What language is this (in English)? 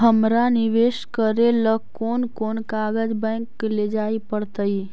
Magahi